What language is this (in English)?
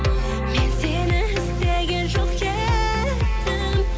Kazakh